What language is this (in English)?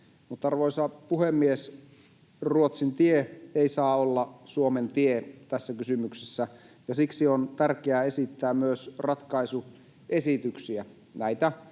Finnish